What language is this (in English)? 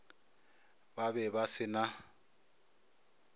Northern Sotho